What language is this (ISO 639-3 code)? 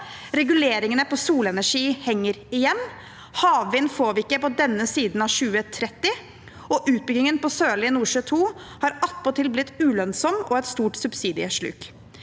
nor